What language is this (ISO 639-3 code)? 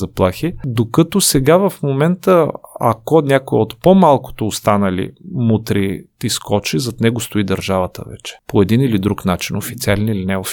bul